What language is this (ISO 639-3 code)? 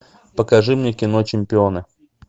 rus